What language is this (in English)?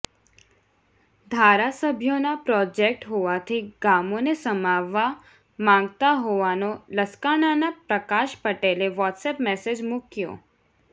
Gujarati